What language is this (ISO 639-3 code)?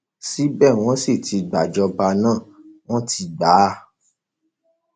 yor